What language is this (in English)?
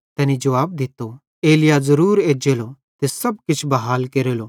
Bhadrawahi